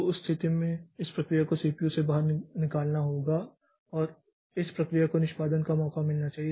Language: Hindi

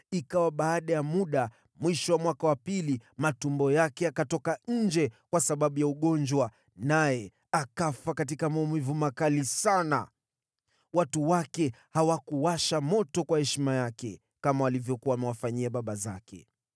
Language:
Swahili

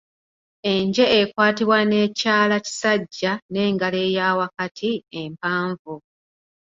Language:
Ganda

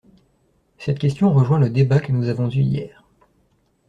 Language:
French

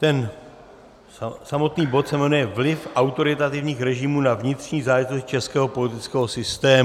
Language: Czech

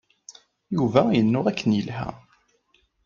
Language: Kabyle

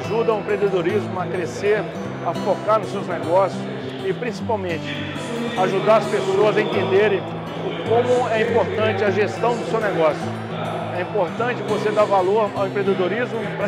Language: Portuguese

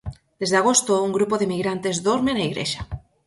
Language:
Galician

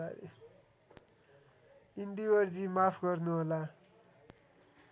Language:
Nepali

